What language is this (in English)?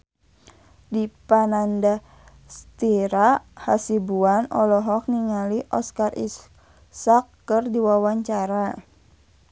Sundanese